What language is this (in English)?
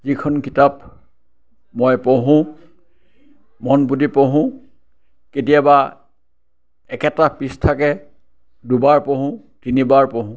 Assamese